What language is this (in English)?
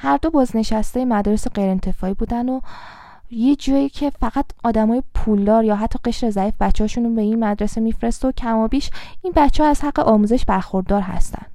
Persian